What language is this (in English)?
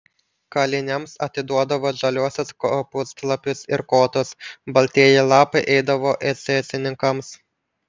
Lithuanian